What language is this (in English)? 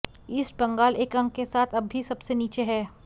Hindi